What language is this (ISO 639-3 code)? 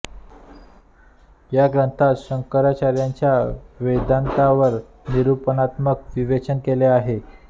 mar